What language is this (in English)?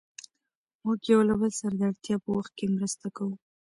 Pashto